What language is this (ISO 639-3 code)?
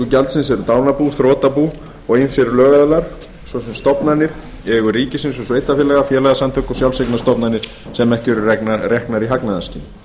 isl